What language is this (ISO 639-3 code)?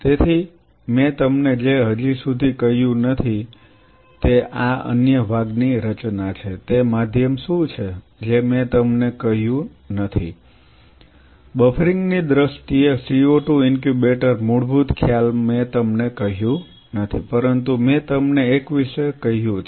guj